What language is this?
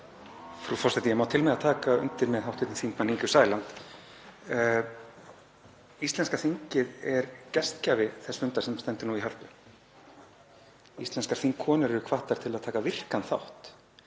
Icelandic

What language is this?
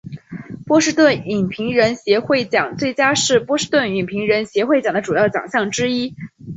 Chinese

